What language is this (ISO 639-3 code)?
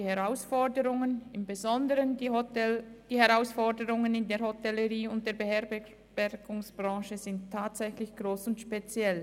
gsw